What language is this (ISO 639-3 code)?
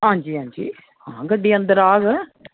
doi